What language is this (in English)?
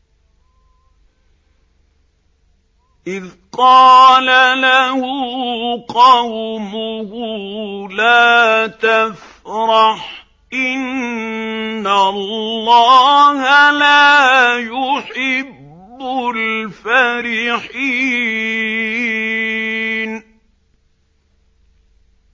Arabic